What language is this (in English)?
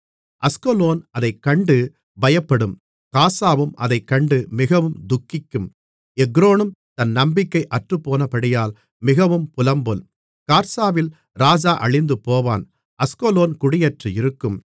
Tamil